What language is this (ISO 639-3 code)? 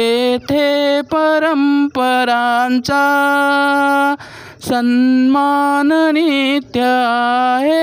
mar